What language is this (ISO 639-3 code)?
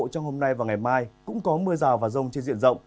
vie